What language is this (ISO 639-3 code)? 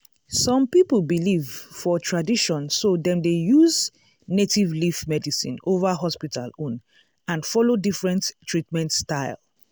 pcm